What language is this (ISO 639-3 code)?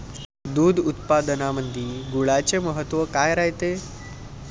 mar